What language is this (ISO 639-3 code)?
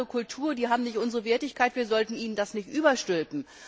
deu